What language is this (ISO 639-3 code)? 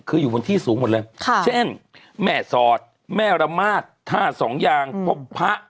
tha